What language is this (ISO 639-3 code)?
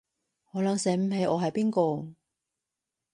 yue